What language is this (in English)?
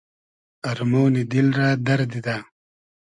Hazaragi